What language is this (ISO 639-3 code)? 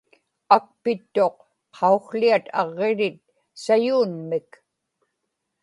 ipk